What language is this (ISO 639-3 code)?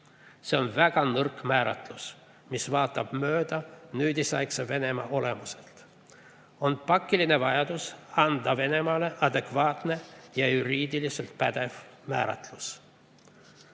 est